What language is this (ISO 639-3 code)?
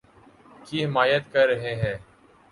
urd